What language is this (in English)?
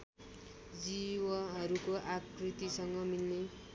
Nepali